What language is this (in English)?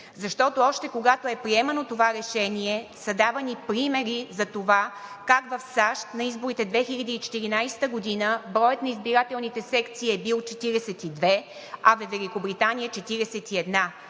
Bulgarian